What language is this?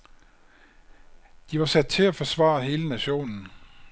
Danish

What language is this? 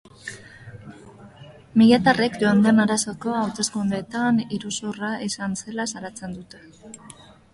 Basque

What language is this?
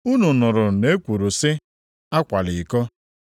Igbo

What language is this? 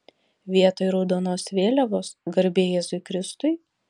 Lithuanian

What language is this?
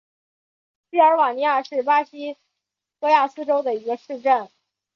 Chinese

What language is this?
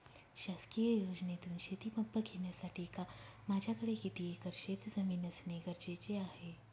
Marathi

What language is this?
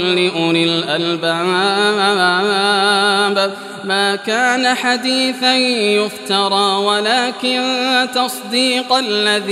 Arabic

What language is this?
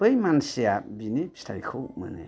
Bodo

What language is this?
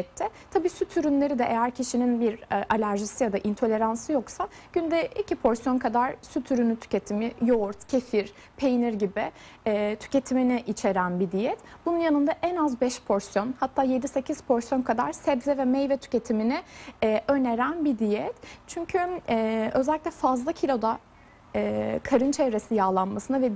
Turkish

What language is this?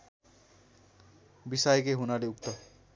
Nepali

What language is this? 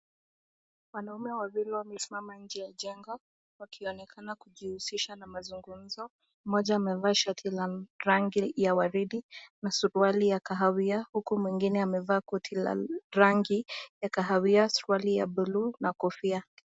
Swahili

